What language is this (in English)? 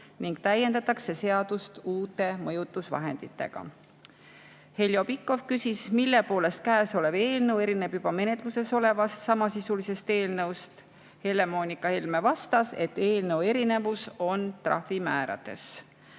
Estonian